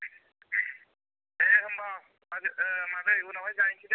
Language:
Bodo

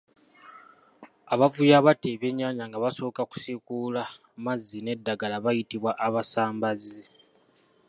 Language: Ganda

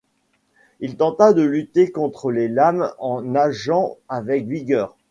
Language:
French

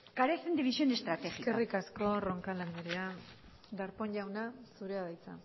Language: Basque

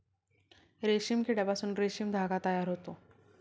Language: Marathi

